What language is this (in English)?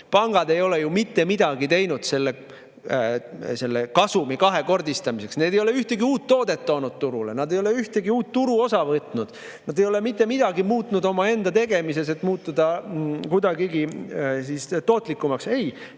Estonian